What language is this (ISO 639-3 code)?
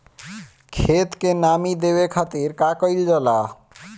bho